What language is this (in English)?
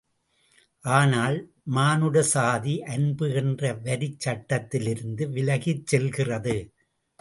Tamil